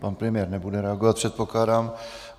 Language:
Czech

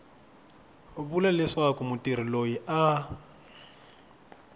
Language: Tsonga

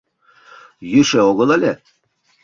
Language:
Mari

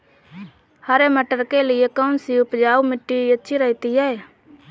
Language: Hindi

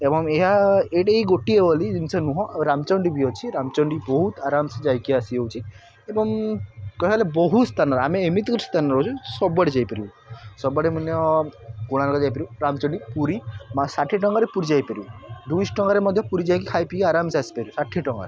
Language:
Odia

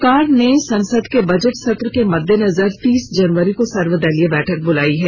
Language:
Hindi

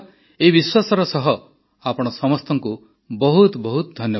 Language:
Odia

